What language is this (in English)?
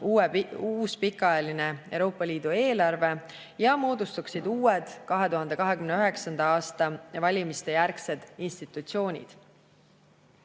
Estonian